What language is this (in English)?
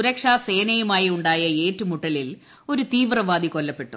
Malayalam